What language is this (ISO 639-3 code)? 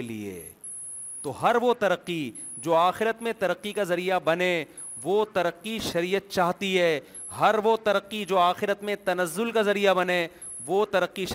urd